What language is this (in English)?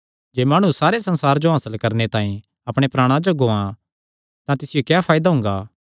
Kangri